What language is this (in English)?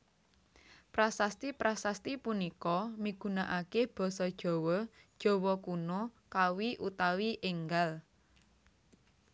Javanese